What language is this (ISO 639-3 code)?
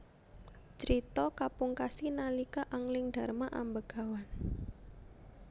jav